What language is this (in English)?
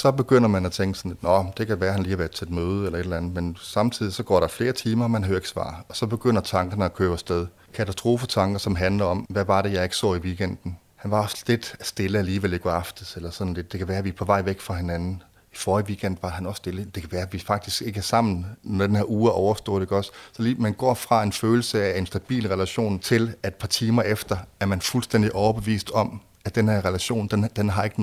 Danish